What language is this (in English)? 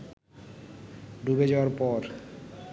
Bangla